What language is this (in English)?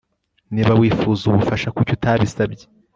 Kinyarwanda